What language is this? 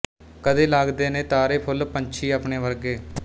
Punjabi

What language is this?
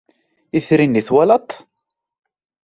Kabyle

